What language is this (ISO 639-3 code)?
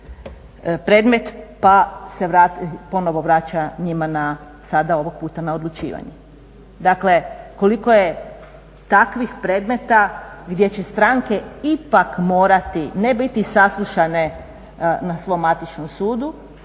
hrv